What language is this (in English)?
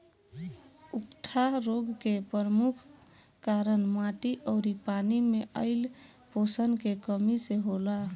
Bhojpuri